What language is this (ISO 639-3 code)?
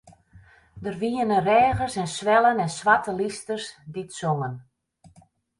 fry